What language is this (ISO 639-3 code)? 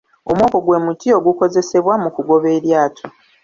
lug